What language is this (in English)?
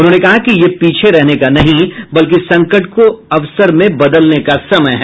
Hindi